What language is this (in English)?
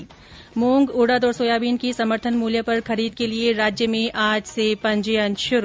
Hindi